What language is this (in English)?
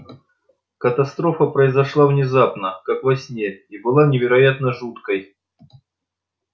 Russian